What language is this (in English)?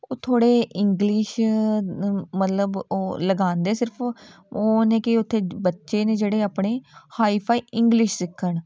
Punjabi